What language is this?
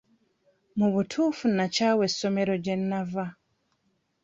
Ganda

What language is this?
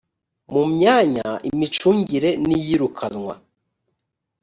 Kinyarwanda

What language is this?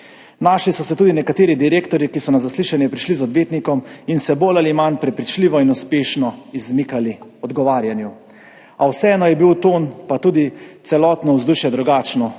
Slovenian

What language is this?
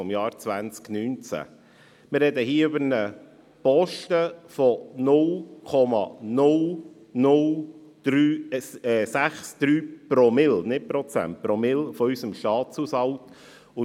Swiss German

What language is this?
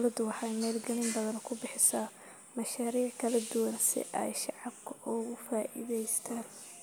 Somali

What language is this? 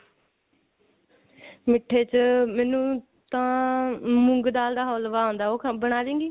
Punjabi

